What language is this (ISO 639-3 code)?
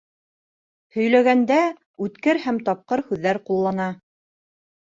bak